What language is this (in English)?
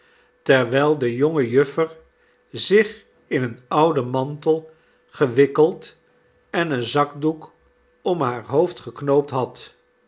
Dutch